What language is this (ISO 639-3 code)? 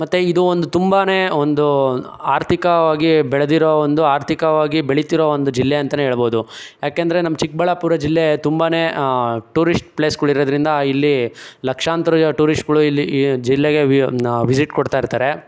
kan